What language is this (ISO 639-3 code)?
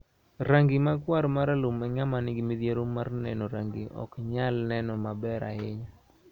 luo